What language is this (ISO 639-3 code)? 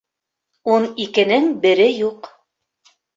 bak